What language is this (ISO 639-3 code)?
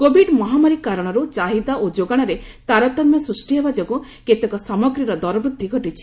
ori